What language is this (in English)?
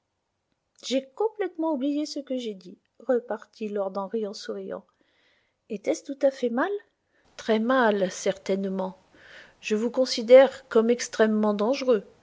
French